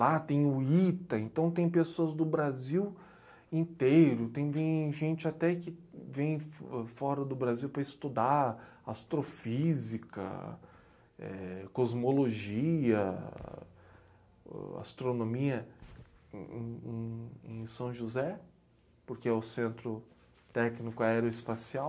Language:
Portuguese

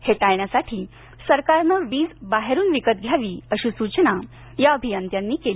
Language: Marathi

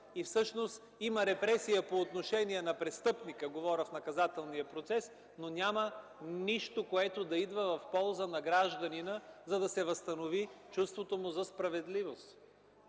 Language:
Bulgarian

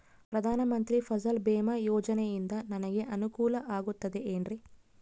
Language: Kannada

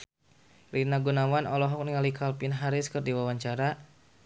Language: Sundanese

